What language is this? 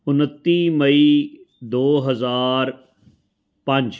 Punjabi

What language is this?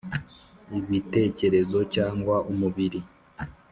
Kinyarwanda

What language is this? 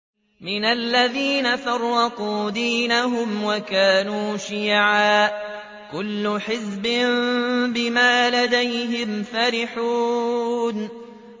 Arabic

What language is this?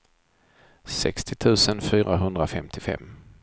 Swedish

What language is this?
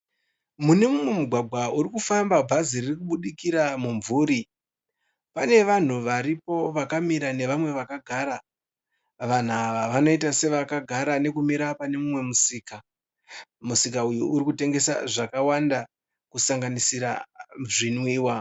Shona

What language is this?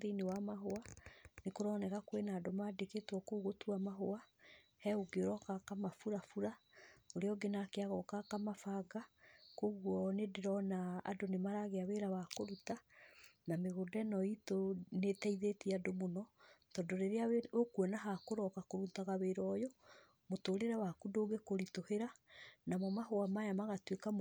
Kikuyu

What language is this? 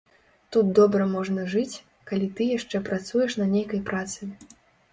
Belarusian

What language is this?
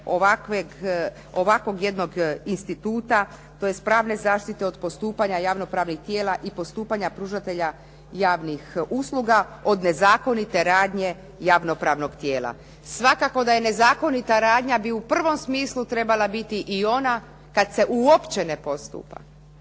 Croatian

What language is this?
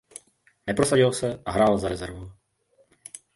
Czech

